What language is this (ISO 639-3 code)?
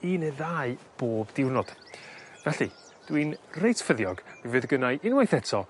cym